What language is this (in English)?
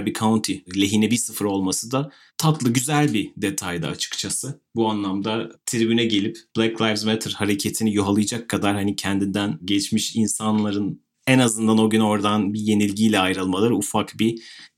Turkish